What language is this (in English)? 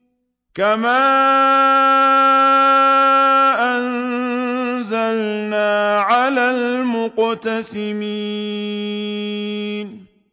Arabic